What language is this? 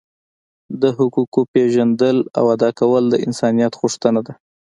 Pashto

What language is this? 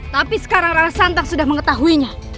Indonesian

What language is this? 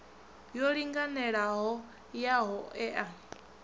Venda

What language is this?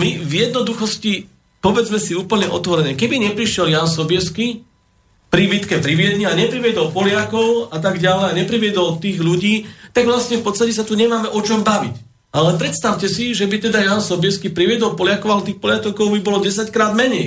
Slovak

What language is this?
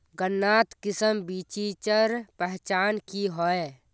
Magahi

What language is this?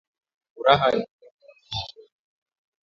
Swahili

